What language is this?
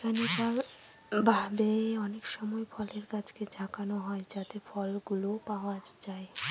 Bangla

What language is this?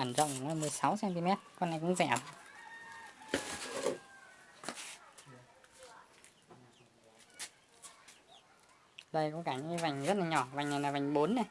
Vietnamese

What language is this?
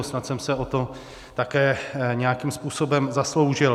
Czech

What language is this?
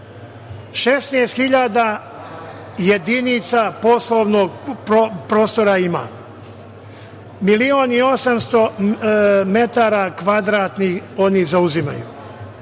Serbian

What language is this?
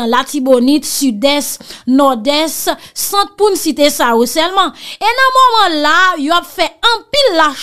French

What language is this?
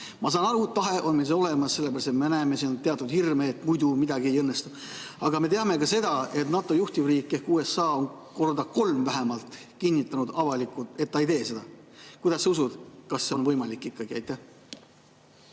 Estonian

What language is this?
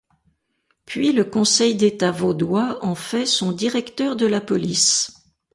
French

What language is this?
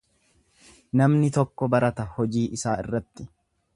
Oromo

